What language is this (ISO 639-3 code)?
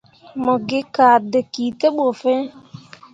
mua